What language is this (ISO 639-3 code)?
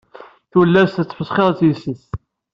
kab